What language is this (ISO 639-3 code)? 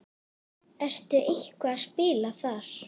isl